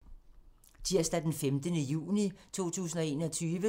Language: Danish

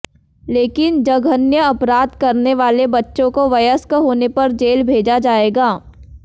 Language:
Hindi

